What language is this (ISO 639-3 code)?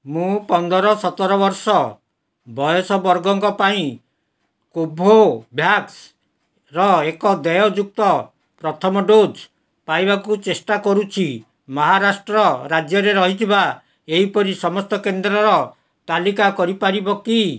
ori